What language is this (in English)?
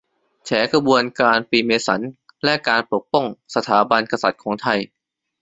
Thai